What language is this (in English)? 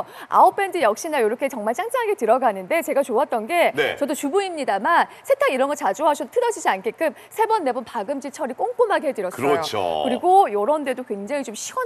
Korean